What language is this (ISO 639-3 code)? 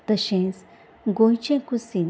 kok